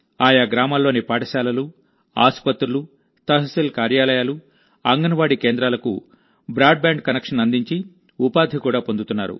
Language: Telugu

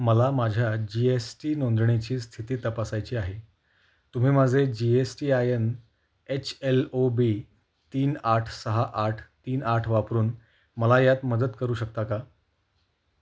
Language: Marathi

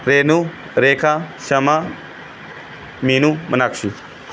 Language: Punjabi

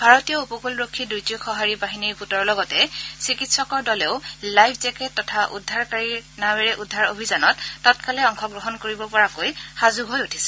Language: Assamese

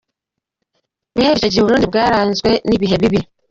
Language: Kinyarwanda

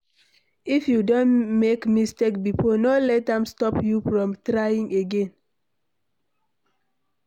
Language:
Nigerian Pidgin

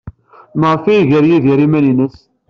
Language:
Kabyle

